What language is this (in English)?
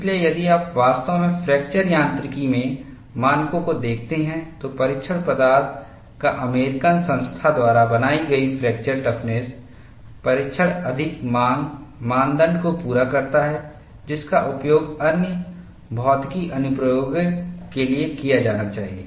Hindi